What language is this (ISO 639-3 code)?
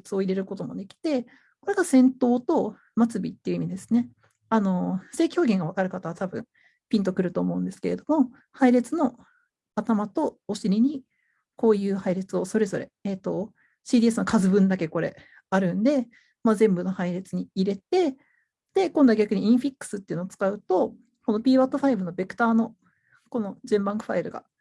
jpn